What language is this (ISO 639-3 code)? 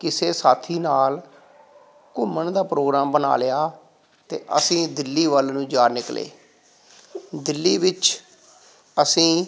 pan